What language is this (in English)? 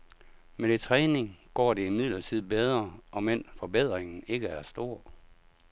Danish